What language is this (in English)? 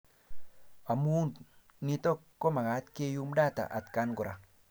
Kalenjin